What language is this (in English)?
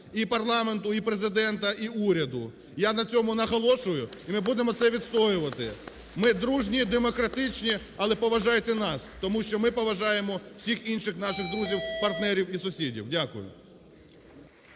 Ukrainian